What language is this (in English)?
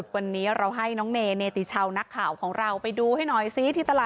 Thai